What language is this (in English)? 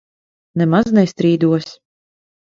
Latvian